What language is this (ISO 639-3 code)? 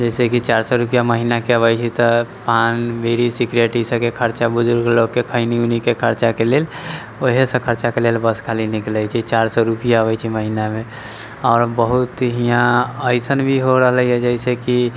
mai